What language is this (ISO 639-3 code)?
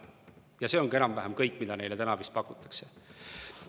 est